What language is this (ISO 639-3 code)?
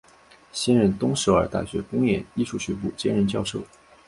zho